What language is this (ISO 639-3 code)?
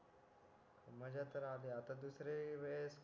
mar